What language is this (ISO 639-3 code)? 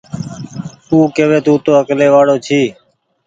gig